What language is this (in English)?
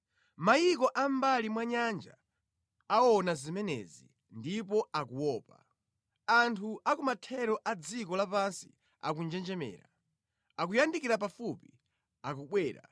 Nyanja